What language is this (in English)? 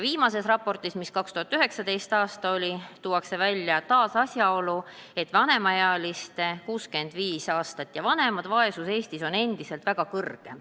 Estonian